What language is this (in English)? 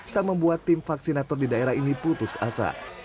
Indonesian